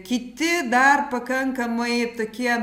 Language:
Lithuanian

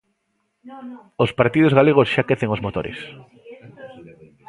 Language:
Galician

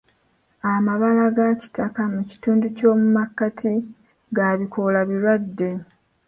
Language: Ganda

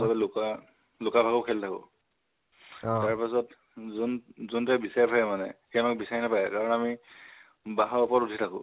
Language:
Assamese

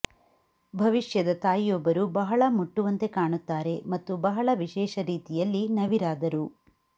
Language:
Kannada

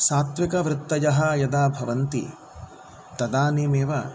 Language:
Sanskrit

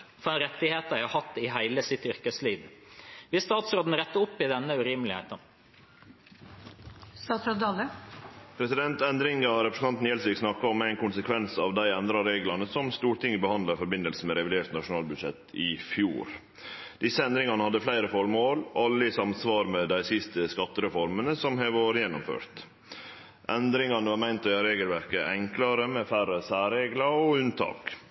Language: Norwegian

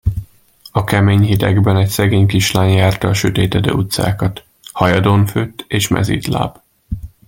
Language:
Hungarian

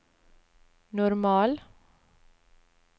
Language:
Norwegian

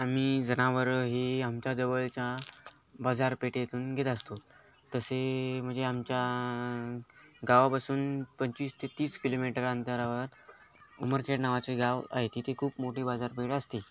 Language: Marathi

